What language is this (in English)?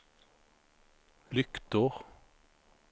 Swedish